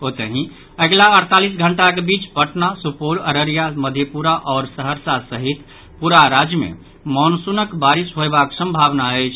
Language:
Maithili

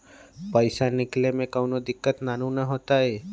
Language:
Magahi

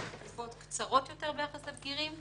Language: Hebrew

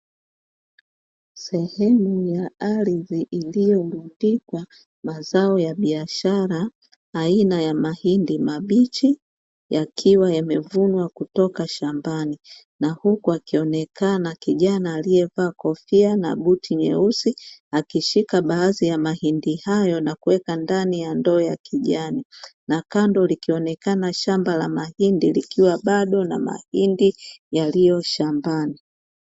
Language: Swahili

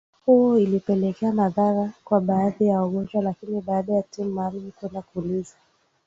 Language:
Swahili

